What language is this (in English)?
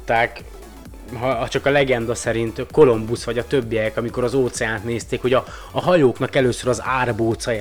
Hungarian